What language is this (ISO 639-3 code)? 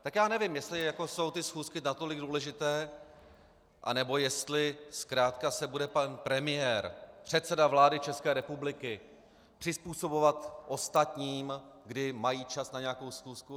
ces